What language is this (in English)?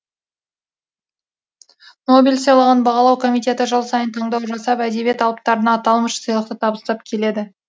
Kazakh